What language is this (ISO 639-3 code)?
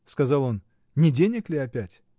rus